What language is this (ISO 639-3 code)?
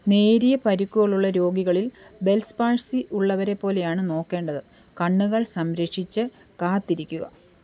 mal